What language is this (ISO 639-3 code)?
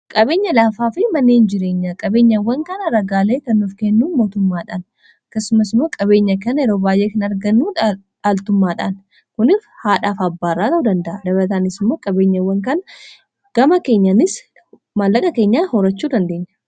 orm